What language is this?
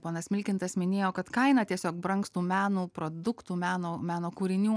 Lithuanian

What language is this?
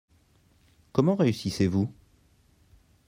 French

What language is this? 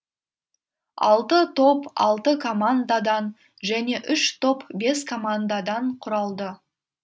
Kazakh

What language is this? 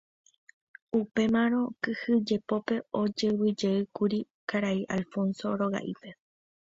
Guarani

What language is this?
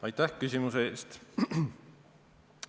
Estonian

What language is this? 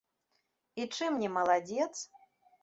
Belarusian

